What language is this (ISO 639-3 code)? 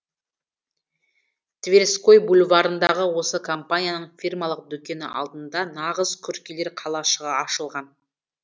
kaz